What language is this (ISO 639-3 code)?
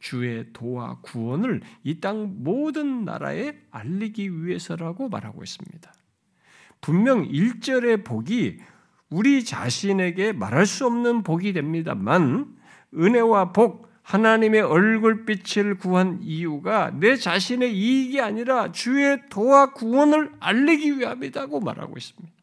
kor